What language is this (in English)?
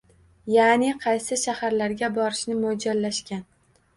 Uzbek